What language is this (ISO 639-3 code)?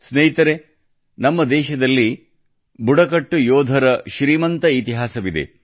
kan